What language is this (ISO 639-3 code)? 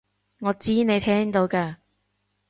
yue